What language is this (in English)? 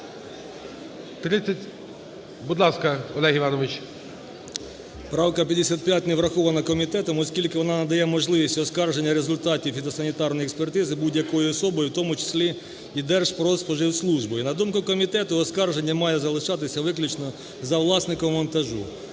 Ukrainian